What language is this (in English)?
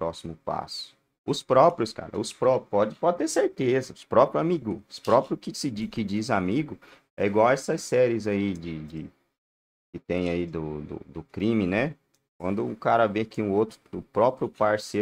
Portuguese